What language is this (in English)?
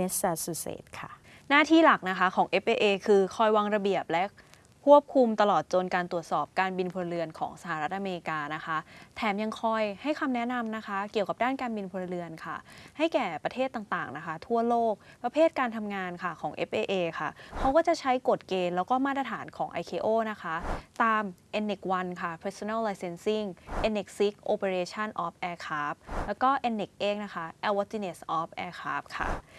Thai